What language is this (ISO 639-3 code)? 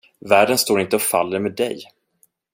swe